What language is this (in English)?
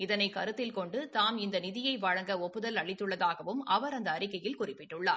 Tamil